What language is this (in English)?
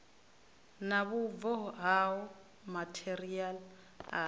Venda